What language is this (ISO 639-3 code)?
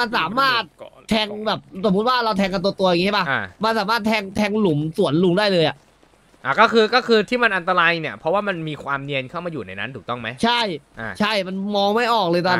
tha